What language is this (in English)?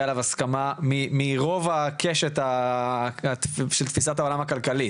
Hebrew